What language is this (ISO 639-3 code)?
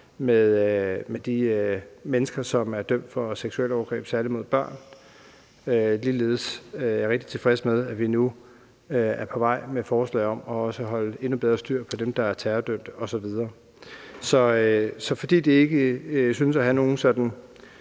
dan